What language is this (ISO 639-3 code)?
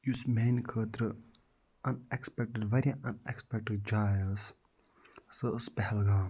kas